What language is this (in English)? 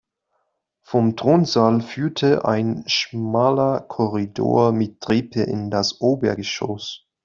German